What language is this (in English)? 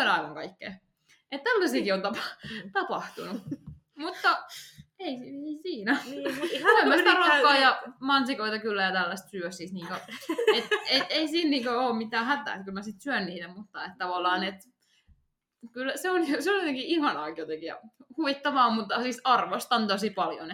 Finnish